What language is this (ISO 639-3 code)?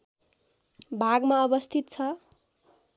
nep